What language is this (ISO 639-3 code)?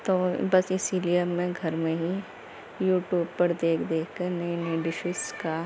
urd